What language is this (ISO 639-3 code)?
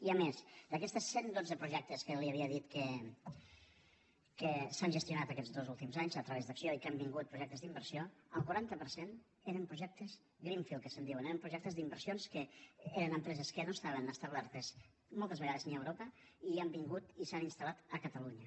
cat